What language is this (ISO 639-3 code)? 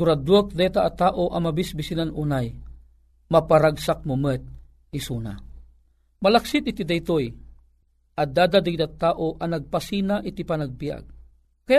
fil